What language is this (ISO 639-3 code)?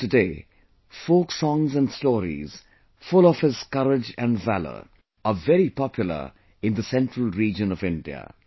eng